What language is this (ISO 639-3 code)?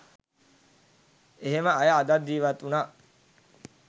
sin